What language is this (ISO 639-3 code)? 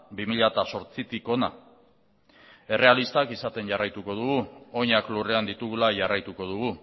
eus